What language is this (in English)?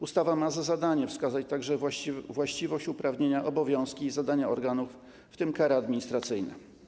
Polish